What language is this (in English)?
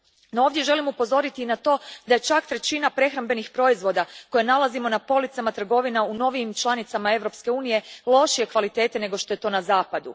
Croatian